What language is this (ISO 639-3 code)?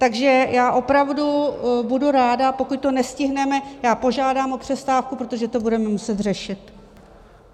ces